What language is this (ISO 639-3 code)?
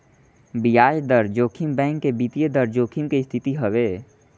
bho